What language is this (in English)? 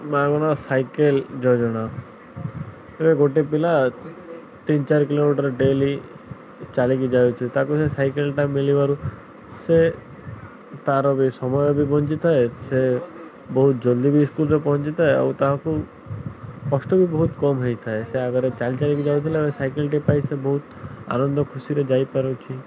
Odia